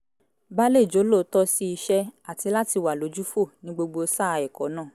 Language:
Yoruba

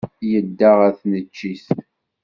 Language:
Kabyle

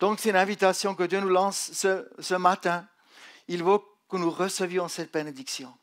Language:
French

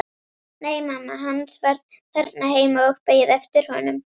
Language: Icelandic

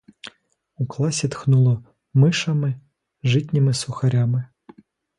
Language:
Ukrainian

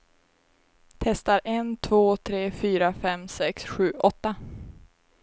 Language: Swedish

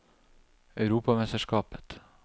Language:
Norwegian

